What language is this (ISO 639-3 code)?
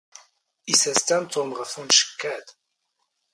zgh